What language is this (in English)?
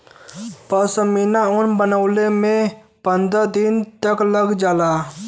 Bhojpuri